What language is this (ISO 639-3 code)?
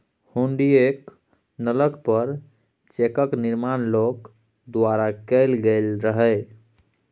mai